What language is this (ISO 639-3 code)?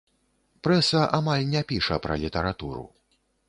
bel